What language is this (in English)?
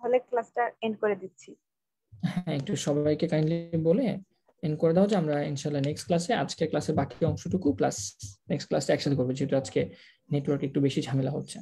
Hindi